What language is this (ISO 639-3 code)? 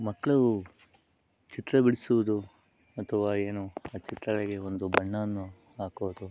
kan